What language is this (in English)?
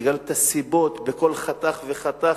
Hebrew